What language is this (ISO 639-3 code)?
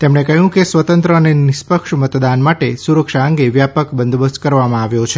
guj